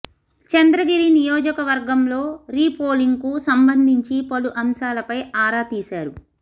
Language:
Telugu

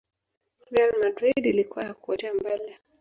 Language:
Swahili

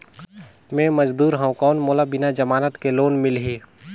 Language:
Chhattisgarhi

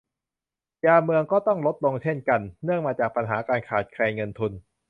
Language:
Thai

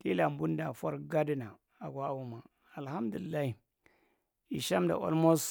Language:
Marghi Central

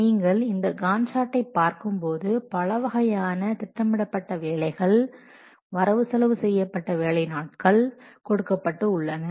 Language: Tamil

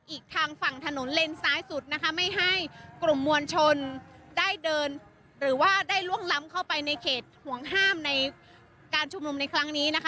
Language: Thai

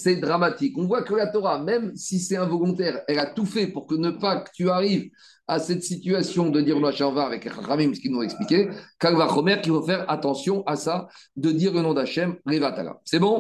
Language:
French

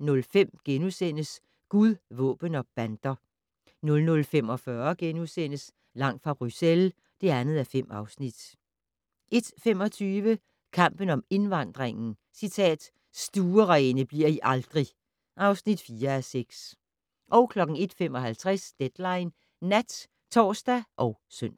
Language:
Danish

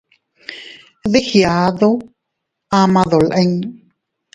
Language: Teutila Cuicatec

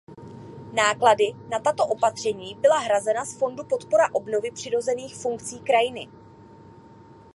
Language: Czech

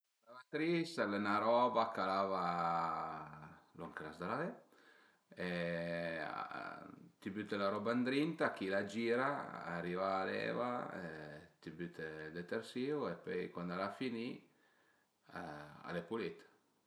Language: Piedmontese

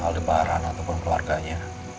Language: Indonesian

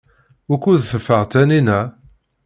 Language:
Kabyle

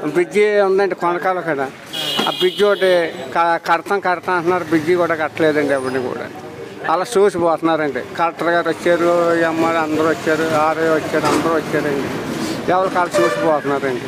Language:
Telugu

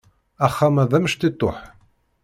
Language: Kabyle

